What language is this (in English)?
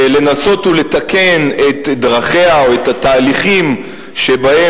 Hebrew